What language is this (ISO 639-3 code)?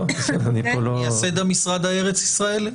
heb